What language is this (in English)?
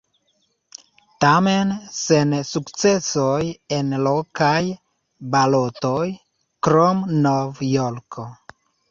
Esperanto